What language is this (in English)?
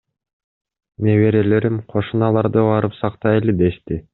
Kyrgyz